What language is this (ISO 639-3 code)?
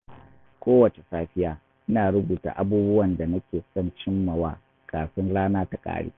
hau